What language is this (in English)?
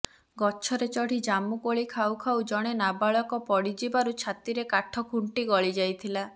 Odia